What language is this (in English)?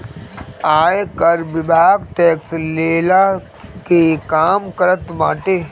Bhojpuri